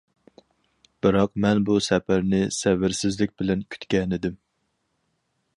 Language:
Uyghur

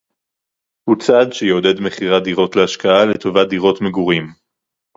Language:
Hebrew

